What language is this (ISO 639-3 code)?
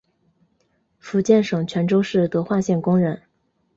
zho